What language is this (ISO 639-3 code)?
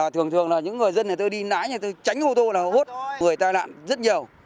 vie